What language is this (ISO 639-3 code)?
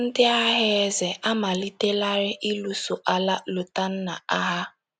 ibo